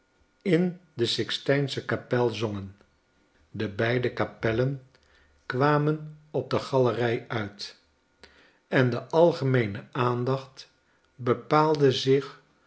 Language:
Dutch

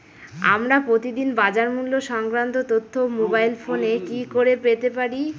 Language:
Bangla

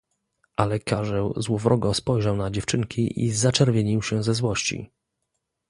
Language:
Polish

